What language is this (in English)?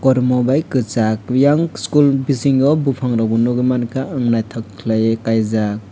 Kok Borok